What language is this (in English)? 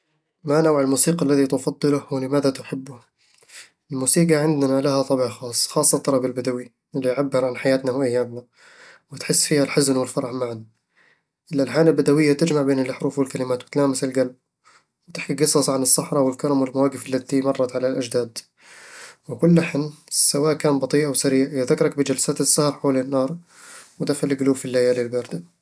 Eastern Egyptian Bedawi Arabic